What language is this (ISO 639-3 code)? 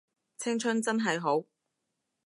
yue